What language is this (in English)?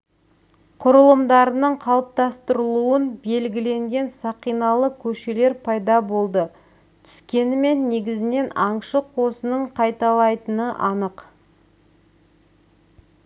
Kazakh